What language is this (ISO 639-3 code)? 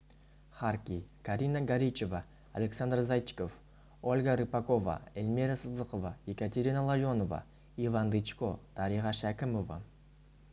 kaz